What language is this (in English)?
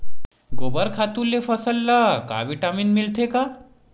Chhattisgarhi